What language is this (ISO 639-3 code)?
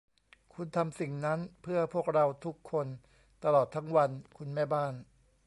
tha